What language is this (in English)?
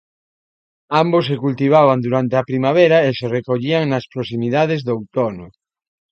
Galician